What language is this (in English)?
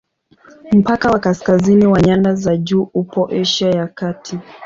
Swahili